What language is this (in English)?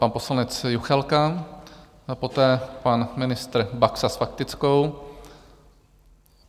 Czech